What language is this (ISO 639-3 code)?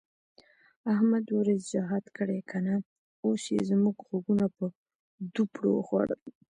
pus